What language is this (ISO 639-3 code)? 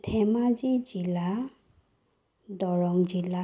asm